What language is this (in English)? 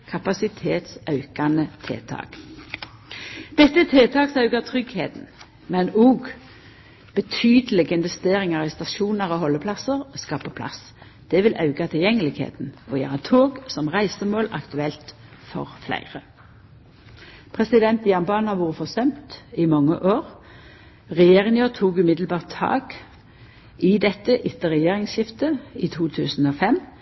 Norwegian Nynorsk